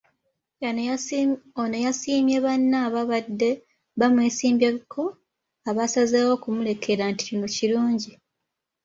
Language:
Ganda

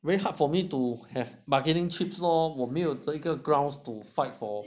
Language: English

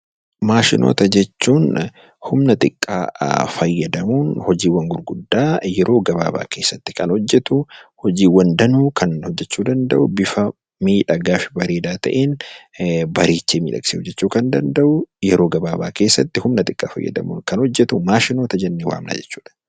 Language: Oromo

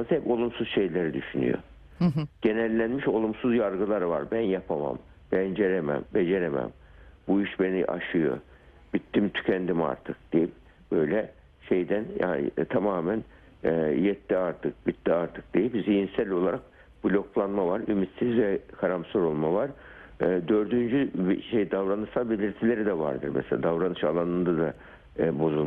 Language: Turkish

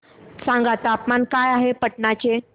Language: Marathi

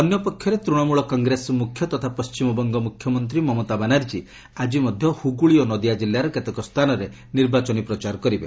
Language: Odia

